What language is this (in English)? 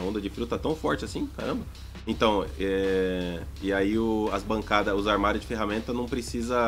Portuguese